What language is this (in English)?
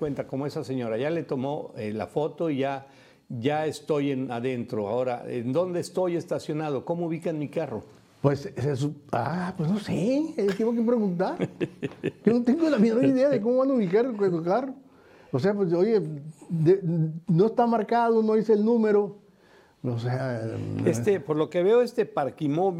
Spanish